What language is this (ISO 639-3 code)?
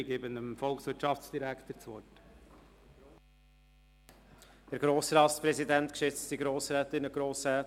gsw